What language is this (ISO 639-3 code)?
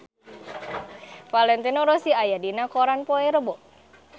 sun